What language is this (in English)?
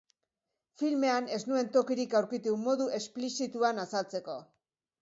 Basque